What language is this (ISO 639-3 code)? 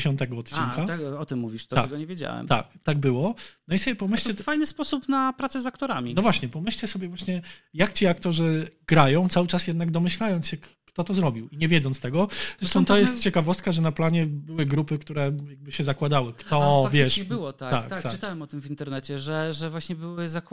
pol